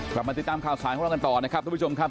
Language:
Thai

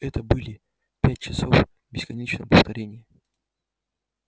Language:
Russian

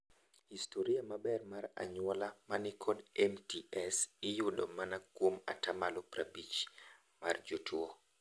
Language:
Luo (Kenya and Tanzania)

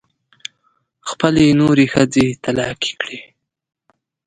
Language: Pashto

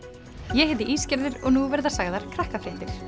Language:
Icelandic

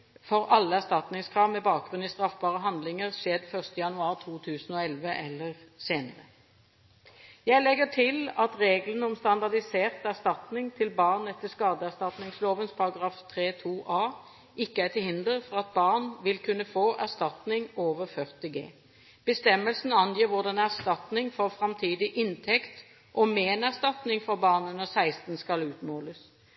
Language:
Norwegian Bokmål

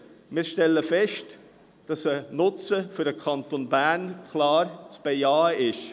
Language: Swiss German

